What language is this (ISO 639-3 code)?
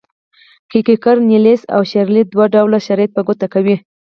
pus